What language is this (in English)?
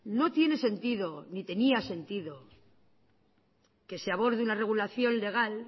Spanish